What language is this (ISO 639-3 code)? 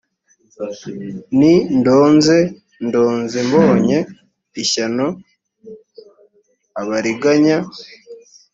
kin